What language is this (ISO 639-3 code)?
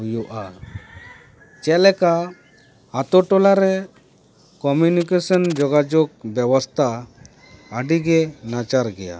sat